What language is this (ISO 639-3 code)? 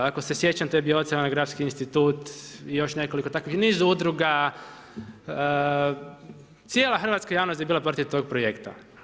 hrv